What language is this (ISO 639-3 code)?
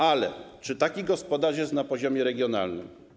pol